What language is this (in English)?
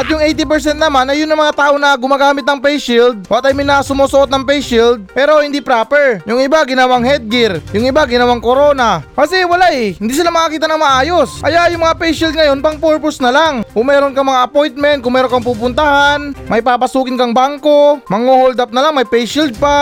Filipino